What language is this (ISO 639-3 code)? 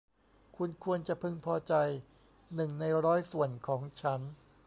tha